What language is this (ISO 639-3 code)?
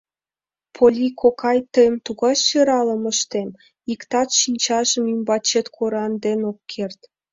chm